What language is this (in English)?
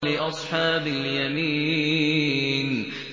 Arabic